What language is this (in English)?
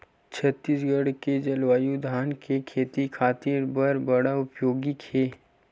Chhattisgarhi